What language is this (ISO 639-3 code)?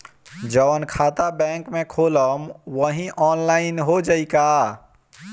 bho